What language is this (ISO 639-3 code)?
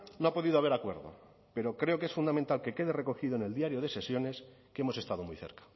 spa